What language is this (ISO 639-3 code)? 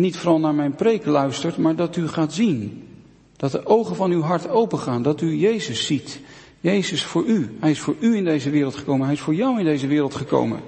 nld